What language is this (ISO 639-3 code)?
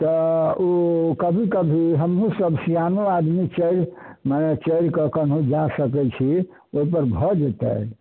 mai